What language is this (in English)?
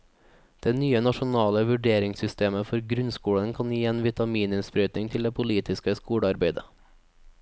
Norwegian